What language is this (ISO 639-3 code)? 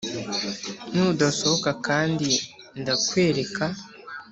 kin